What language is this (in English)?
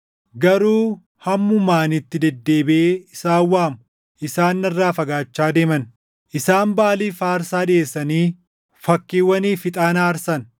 Oromo